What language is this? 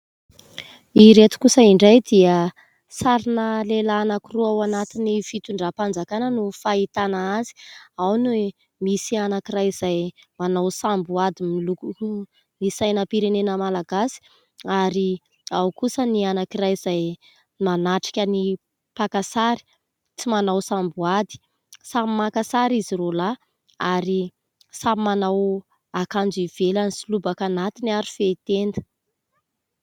Malagasy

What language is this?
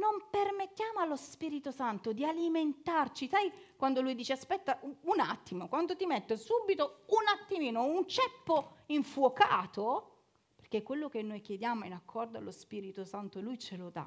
Italian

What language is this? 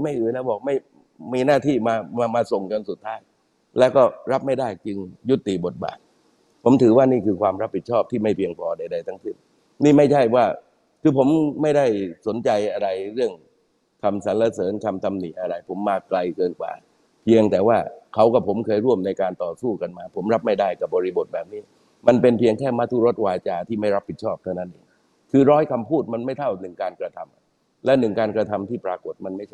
Thai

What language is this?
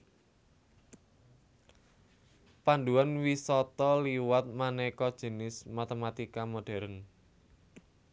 Javanese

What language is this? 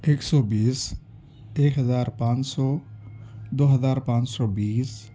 Urdu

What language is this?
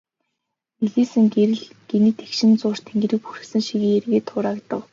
Mongolian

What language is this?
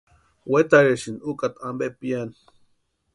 Western Highland Purepecha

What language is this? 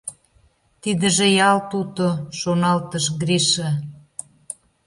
Mari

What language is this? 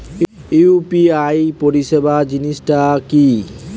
Bangla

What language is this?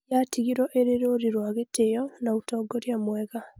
Kikuyu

